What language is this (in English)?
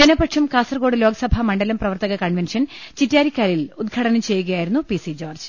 Malayalam